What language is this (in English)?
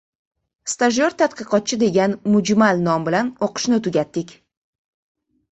Uzbek